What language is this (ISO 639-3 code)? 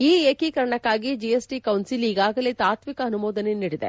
kan